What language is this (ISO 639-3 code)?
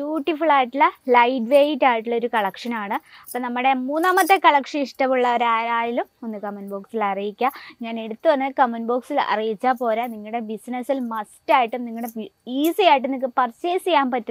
mal